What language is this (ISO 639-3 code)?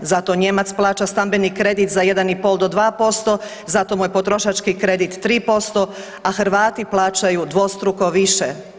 hrv